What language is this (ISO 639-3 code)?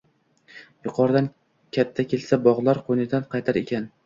uzb